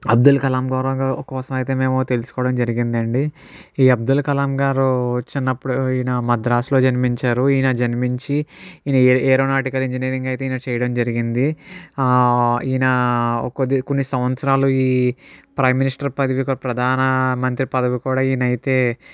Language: Telugu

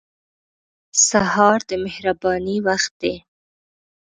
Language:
Pashto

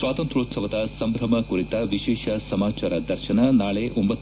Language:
Kannada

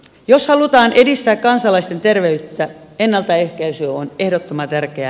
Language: Finnish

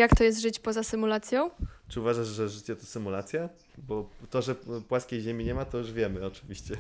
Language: Polish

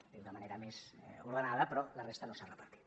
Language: Catalan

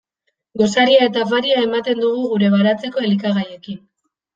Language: Basque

